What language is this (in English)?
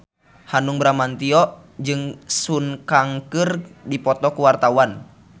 Sundanese